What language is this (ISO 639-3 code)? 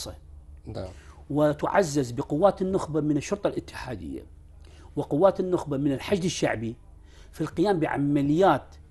ara